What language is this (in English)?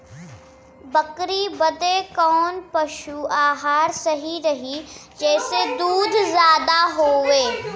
Bhojpuri